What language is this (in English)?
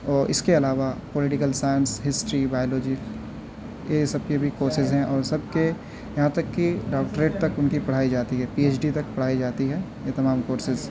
Urdu